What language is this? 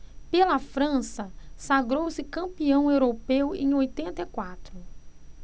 Portuguese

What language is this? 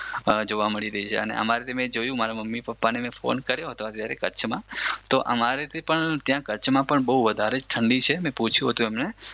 Gujarati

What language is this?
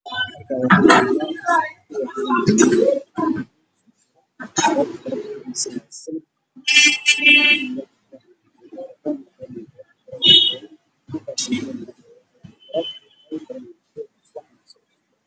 Somali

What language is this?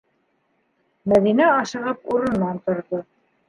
Bashkir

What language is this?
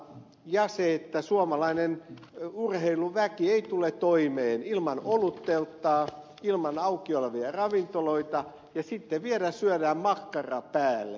Finnish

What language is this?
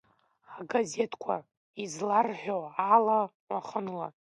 Abkhazian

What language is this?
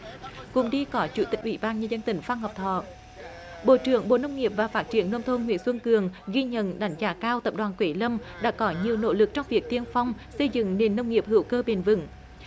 Vietnamese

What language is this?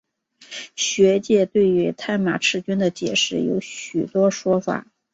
Chinese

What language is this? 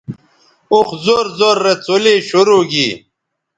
Bateri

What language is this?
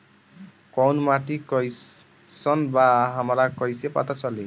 Bhojpuri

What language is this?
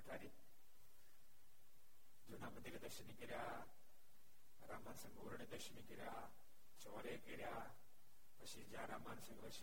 Gujarati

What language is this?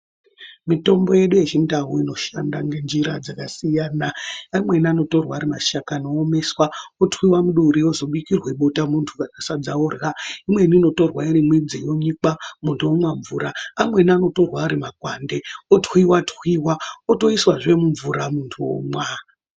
Ndau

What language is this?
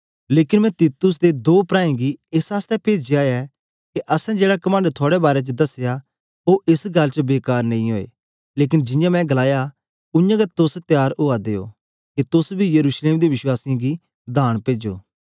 Dogri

